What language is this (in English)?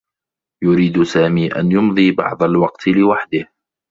Arabic